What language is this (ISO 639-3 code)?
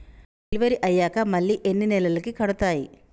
tel